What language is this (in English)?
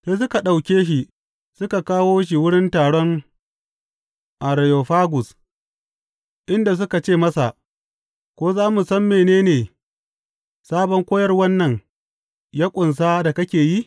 Hausa